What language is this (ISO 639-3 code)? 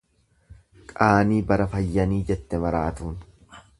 orm